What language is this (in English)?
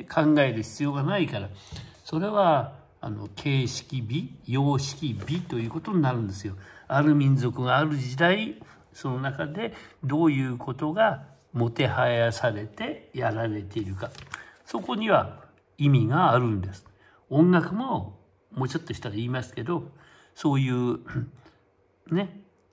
Japanese